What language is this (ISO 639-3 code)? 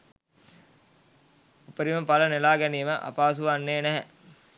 sin